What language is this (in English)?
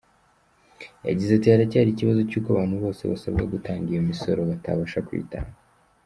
Kinyarwanda